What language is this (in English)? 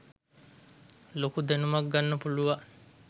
Sinhala